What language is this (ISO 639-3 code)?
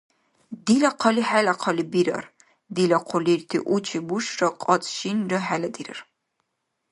dar